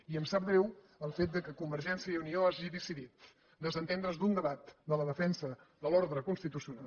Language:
Catalan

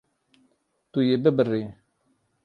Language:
Kurdish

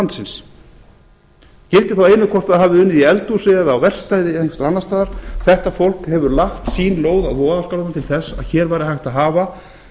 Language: Icelandic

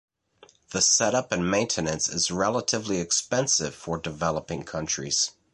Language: English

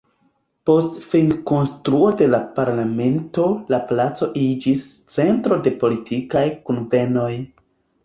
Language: Esperanto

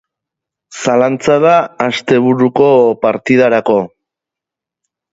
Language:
Basque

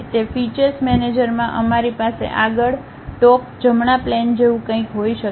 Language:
Gujarati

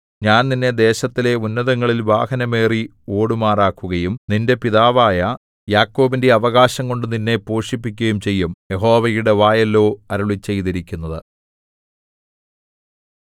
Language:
Malayalam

